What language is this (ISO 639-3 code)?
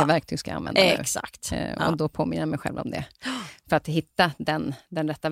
swe